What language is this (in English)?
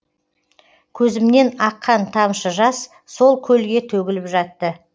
Kazakh